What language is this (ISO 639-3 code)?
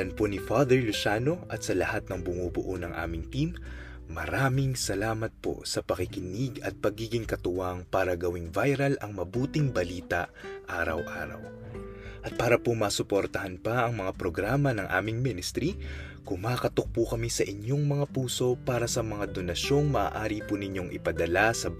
fil